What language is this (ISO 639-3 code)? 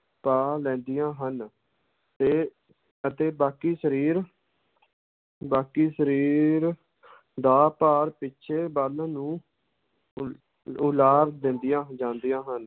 pan